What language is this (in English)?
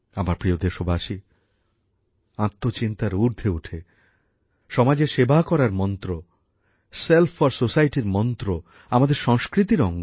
Bangla